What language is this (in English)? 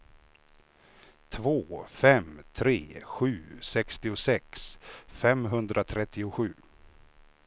Swedish